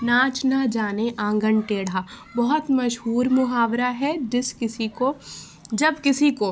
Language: Urdu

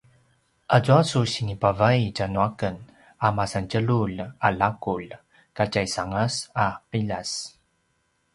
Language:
Paiwan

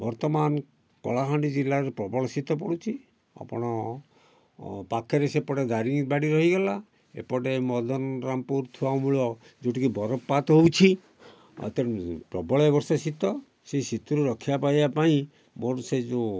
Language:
Odia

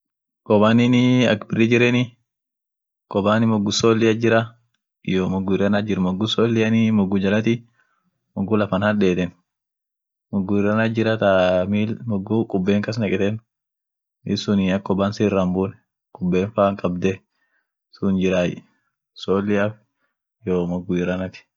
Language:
Orma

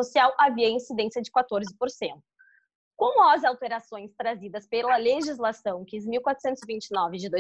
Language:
Portuguese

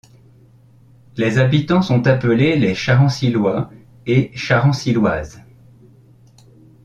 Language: French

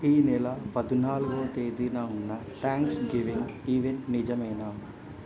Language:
Telugu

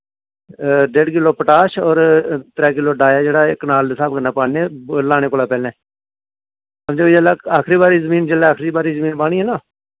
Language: Dogri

